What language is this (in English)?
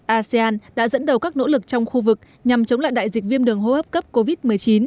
Vietnamese